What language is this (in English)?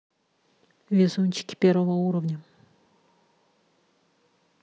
Russian